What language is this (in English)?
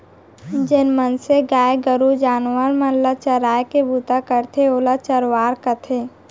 Chhattisgarhi